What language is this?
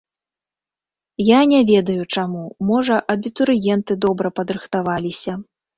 Belarusian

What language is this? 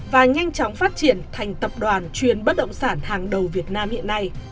Vietnamese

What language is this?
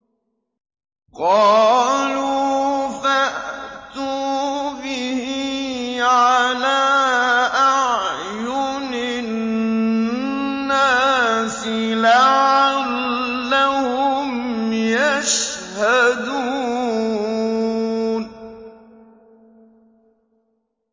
Arabic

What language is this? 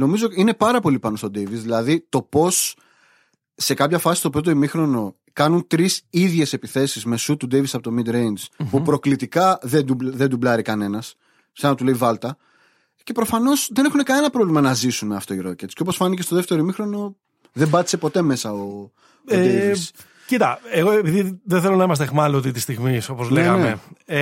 Greek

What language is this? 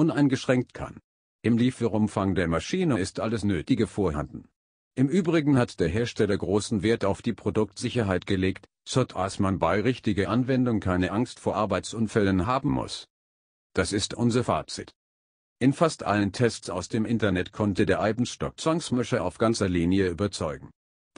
German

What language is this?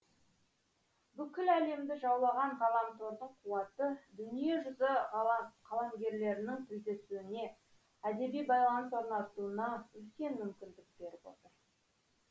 Kazakh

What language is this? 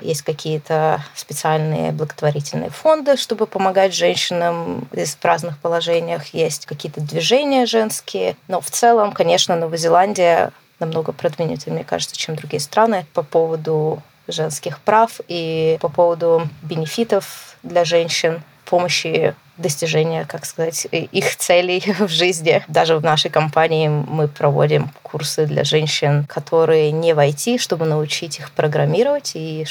Russian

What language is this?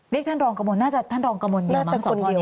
Thai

